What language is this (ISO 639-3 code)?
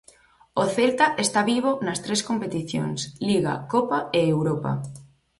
glg